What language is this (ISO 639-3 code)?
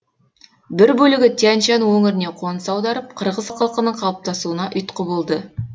kaz